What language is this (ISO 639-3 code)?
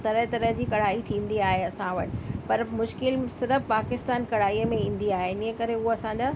snd